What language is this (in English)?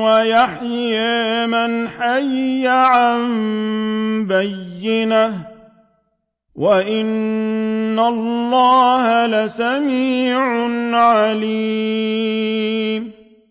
Arabic